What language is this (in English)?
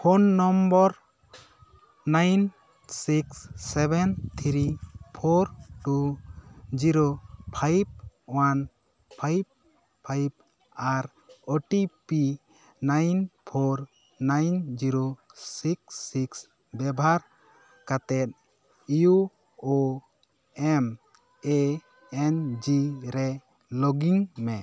Santali